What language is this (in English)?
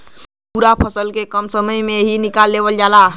Bhojpuri